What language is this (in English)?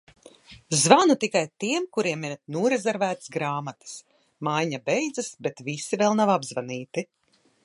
Latvian